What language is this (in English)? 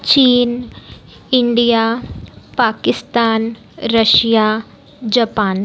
Marathi